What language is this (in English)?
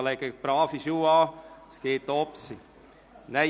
Swiss German